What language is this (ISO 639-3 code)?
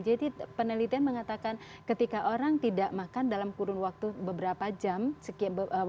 ind